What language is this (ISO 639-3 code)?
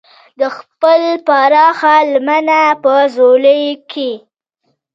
pus